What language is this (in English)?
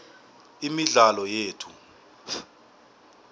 South Ndebele